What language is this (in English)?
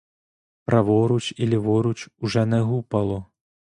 Ukrainian